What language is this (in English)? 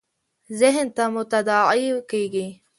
Pashto